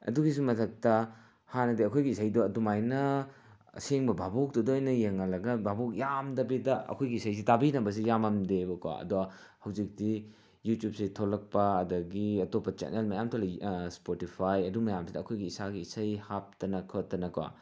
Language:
Manipuri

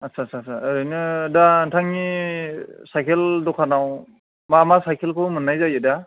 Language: Bodo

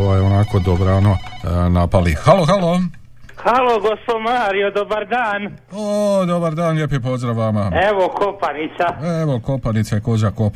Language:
Croatian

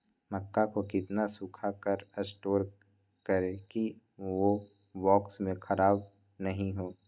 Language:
Magahi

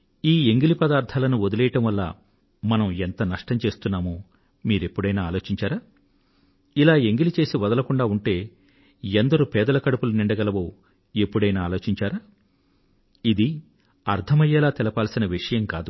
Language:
Telugu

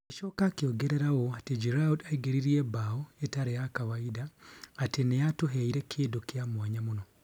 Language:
Kikuyu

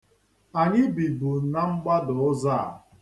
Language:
Igbo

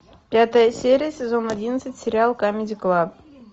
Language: Russian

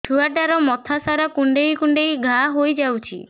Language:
Odia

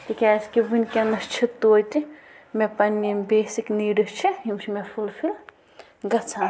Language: Kashmiri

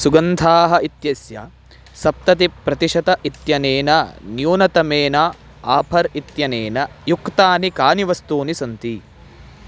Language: Sanskrit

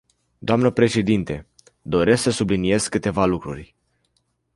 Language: Romanian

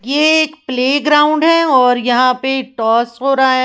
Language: Hindi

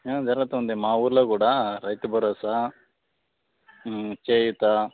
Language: Telugu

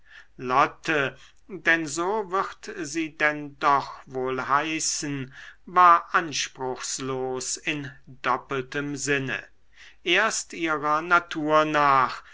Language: German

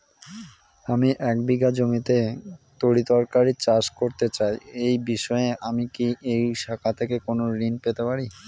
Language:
Bangla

